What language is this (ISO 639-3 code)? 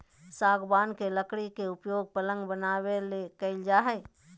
mag